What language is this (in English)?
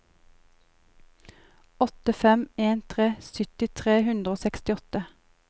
Norwegian